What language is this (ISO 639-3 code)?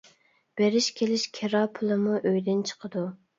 uig